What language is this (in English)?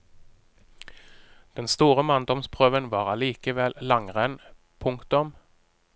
Norwegian